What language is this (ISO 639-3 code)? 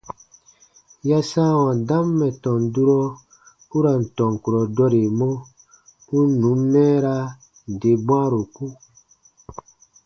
bba